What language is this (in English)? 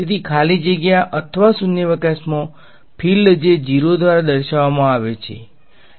Gujarati